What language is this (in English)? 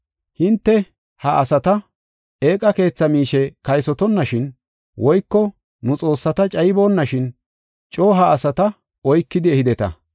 Gofa